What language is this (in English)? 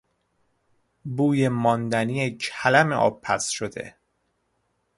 Persian